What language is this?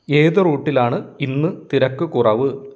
Malayalam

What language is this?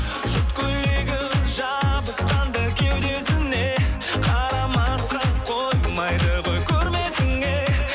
Kazakh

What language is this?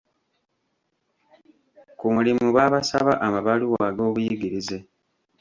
Ganda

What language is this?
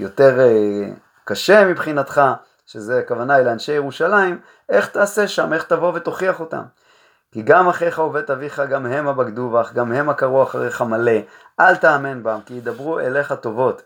Hebrew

